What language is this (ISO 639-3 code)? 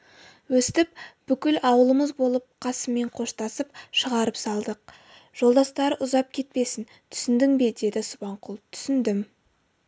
kaz